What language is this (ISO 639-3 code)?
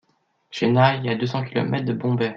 fra